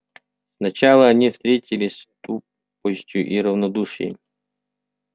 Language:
Russian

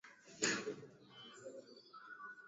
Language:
Swahili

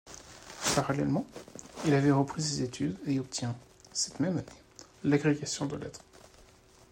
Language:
French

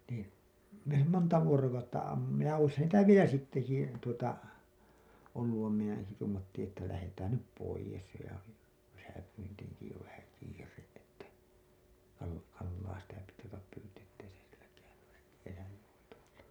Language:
Finnish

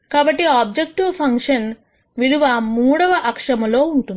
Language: Telugu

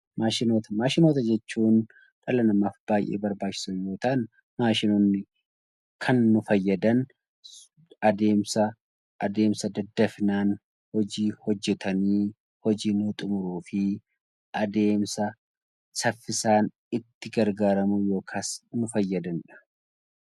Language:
Oromo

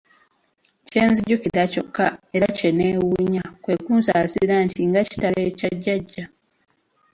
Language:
Ganda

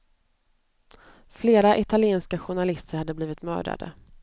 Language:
Swedish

